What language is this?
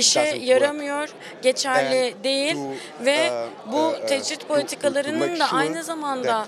Turkish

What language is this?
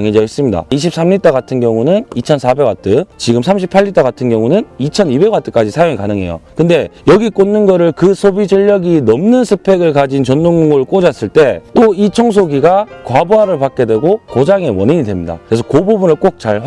Korean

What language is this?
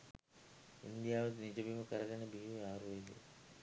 Sinhala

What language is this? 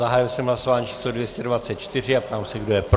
Czech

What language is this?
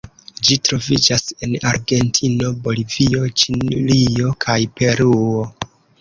Esperanto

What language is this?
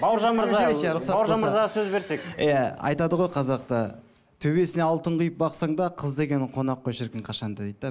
Kazakh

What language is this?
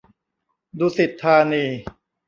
Thai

